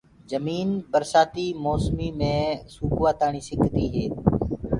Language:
Gurgula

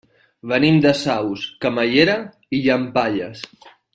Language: Catalan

